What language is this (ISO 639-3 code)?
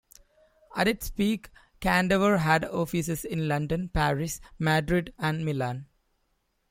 eng